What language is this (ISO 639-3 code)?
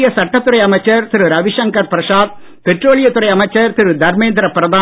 tam